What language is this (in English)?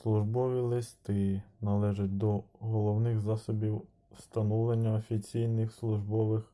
Ukrainian